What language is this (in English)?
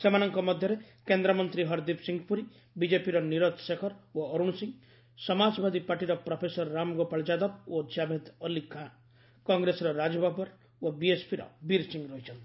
Odia